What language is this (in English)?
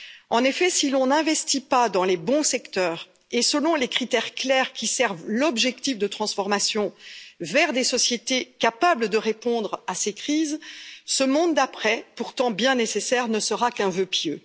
French